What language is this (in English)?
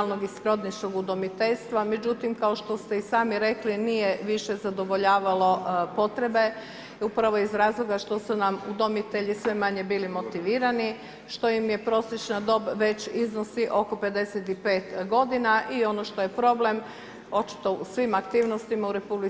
Croatian